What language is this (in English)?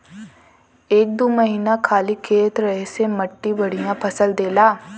Bhojpuri